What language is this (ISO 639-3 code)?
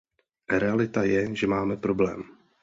ces